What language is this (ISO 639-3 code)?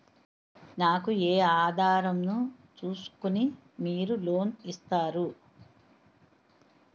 tel